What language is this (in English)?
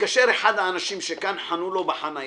Hebrew